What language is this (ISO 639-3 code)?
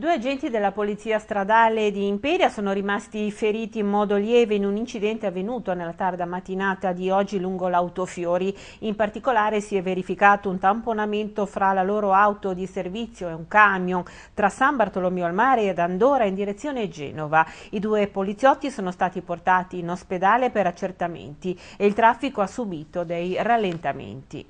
ita